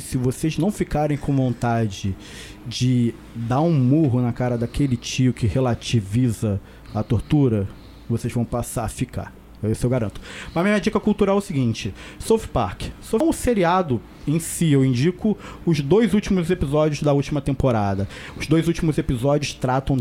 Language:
Portuguese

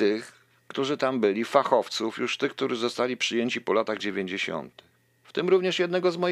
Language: Polish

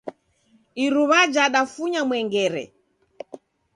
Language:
Taita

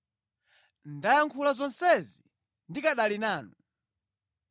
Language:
Nyanja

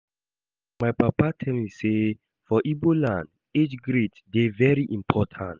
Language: Nigerian Pidgin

